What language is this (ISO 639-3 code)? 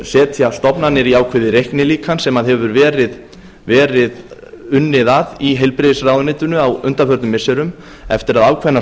isl